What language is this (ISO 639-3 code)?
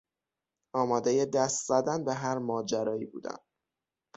fas